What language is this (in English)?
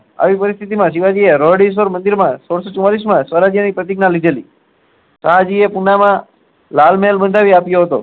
Gujarati